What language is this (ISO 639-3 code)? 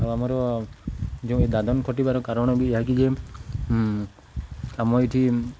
ori